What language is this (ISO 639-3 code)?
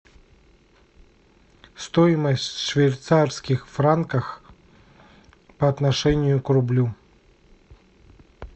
rus